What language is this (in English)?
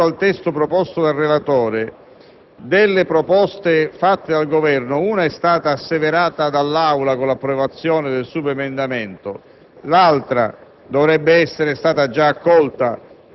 Italian